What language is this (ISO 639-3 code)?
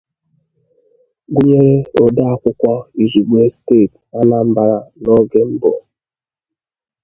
ibo